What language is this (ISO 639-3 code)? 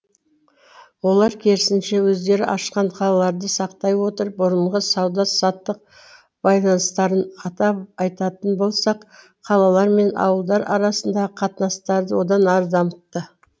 kaz